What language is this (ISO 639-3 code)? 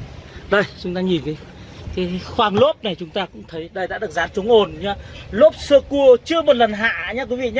vie